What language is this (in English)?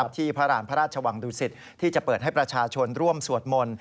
Thai